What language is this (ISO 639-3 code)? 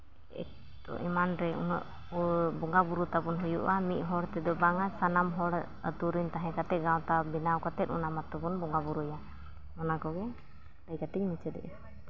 sat